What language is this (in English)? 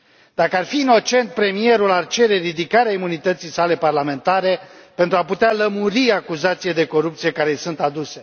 Romanian